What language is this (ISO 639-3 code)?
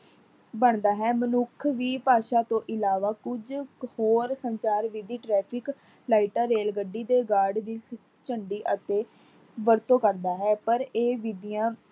pan